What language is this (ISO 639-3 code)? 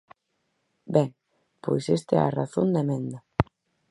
glg